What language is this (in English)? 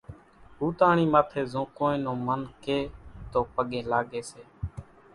Kachi Koli